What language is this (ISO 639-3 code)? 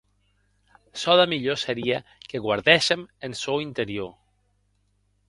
oci